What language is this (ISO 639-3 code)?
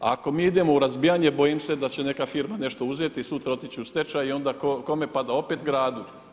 hrv